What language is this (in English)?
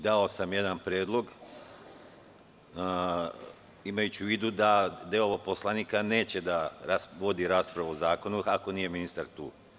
Serbian